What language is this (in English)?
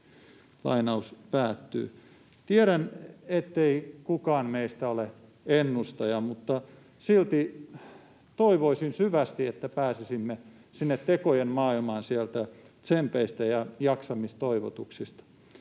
Finnish